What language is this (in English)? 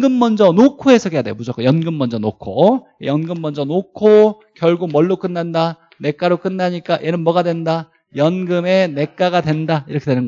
Korean